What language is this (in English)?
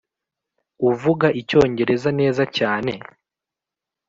Kinyarwanda